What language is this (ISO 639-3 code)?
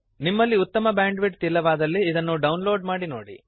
kan